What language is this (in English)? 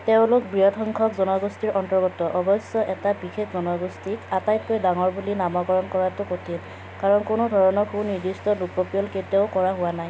Assamese